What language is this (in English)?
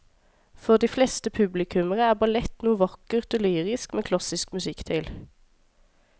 Norwegian